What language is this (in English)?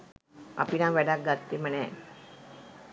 Sinhala